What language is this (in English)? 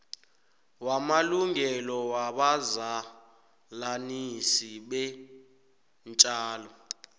South Ndebele